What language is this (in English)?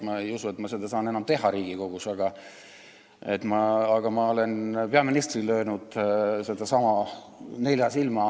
Estonian